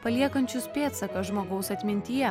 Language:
Lithuanian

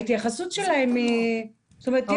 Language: Hebrew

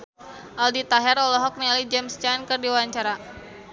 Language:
Sundanese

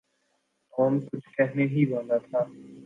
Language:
Urdu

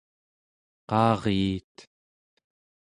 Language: Central Yupik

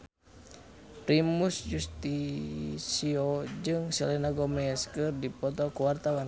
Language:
Sundanese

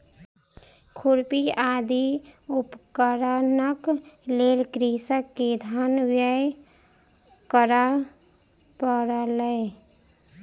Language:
Maithili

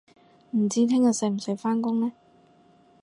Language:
Cantonese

